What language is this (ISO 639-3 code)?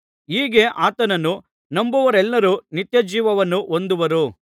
kan